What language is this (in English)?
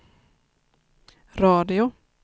Swedish